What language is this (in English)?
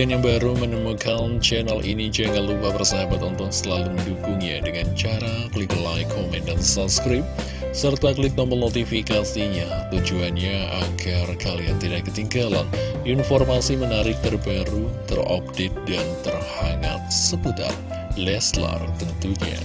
Indonesian